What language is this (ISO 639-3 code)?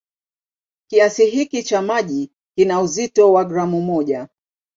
swa